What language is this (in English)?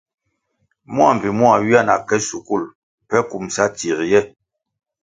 Kwasio